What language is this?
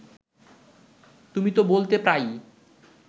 Bangla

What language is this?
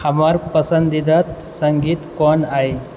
Maithili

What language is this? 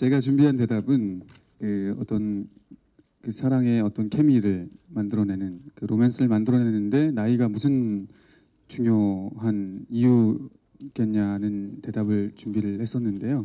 Korean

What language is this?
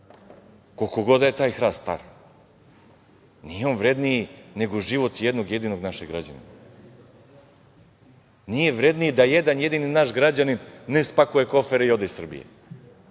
Serbian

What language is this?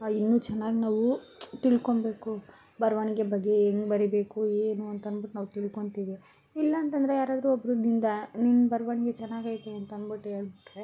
Kannada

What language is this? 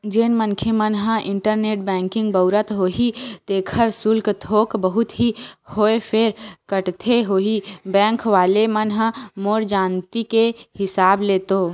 Chhattisgarhi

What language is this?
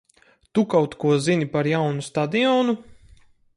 Latvian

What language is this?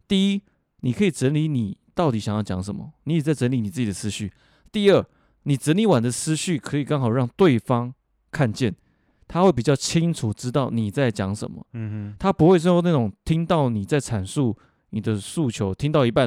Chinese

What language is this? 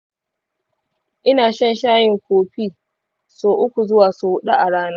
Hausa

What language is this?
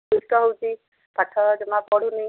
Odia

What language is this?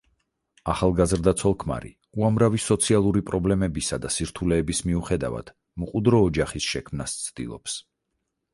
Georgian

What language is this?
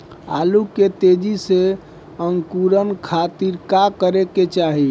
Bhojpuri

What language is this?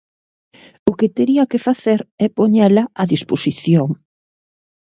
Galician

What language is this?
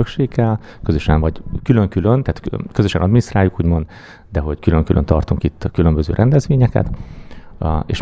Hungarian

